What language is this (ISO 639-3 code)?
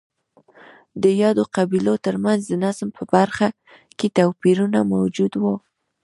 pus